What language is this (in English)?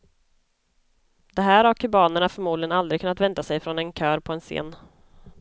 Swedish